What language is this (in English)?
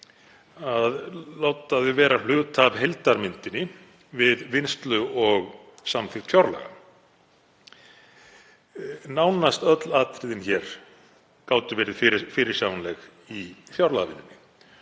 Icelandic